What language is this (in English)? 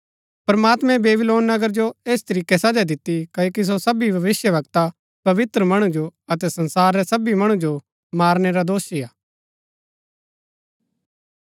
Gaddi